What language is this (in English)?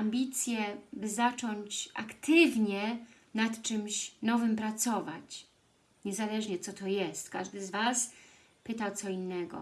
Polish